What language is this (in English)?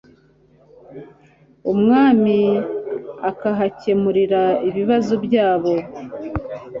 Kinyarwanda